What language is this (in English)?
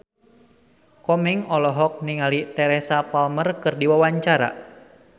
Sundanese